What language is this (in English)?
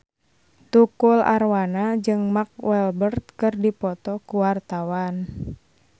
Sundanese